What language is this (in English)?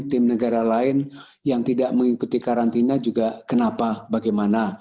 Indonesian